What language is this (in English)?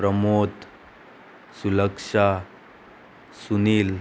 Konkani